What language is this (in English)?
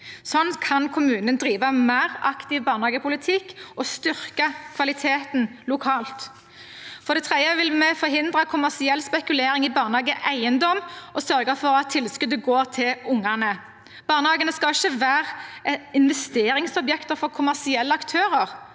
Norwegian